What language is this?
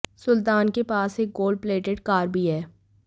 Hindi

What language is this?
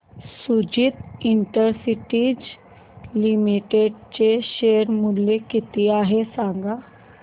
Marathi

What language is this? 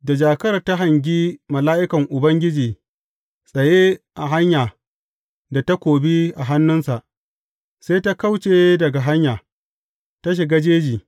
Hausa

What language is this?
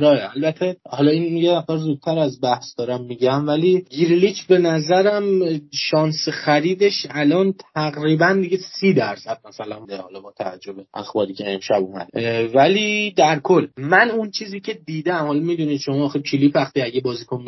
Persian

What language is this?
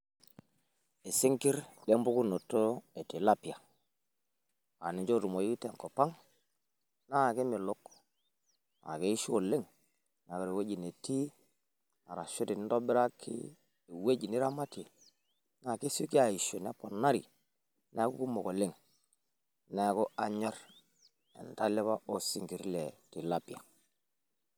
Masai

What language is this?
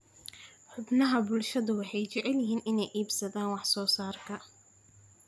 Somali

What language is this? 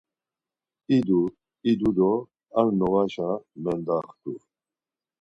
Laz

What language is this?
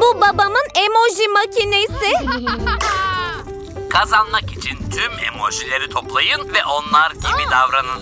Turkish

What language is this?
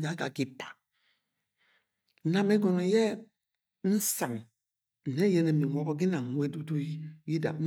Agwagwune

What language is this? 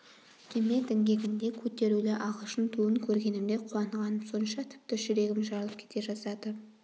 Kazakh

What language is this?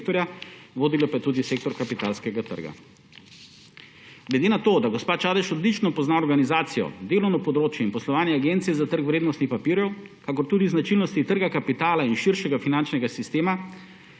Slovenian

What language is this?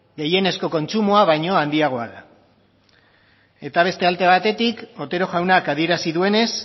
Basque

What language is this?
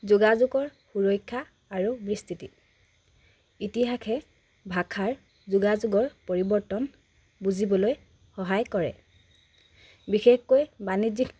Assamese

